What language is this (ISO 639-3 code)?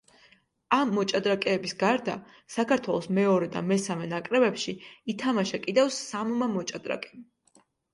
kat